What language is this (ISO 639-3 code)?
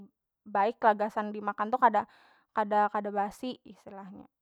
bjn